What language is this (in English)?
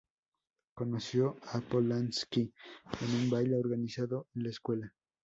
Spanish